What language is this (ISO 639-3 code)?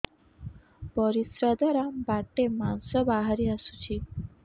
ori